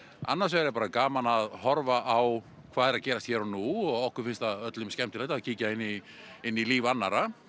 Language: Icelandic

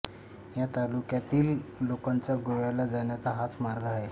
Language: Marathi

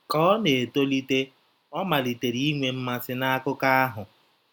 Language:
Igbo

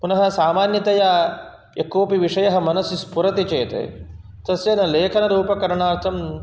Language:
Sanskrit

